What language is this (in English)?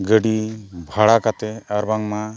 Santali